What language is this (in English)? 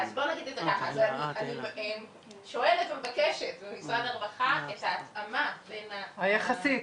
Hebrew